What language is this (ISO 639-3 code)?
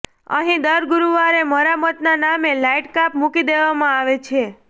guj